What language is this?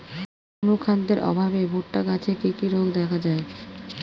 Bangla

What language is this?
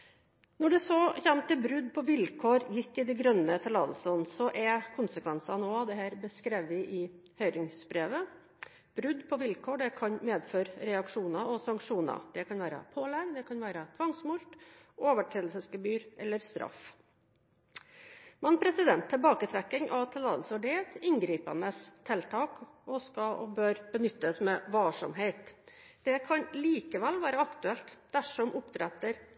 Norwegian Bokmål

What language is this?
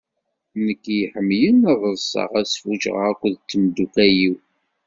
Kabyle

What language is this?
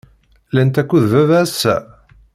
Kabyle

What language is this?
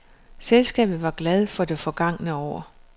Danish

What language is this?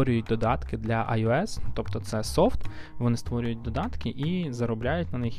Ukrainian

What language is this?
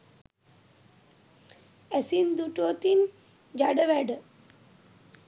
Sinhala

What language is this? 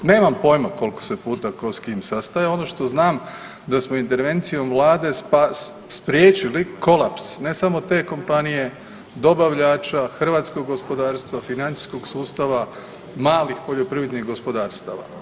Croatian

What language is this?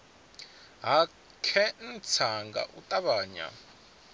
Venda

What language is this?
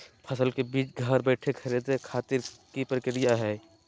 Magahi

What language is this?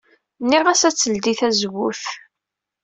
Kabyle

